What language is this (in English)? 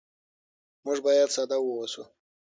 Pashto